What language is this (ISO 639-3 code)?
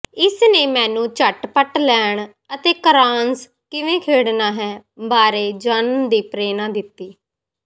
pan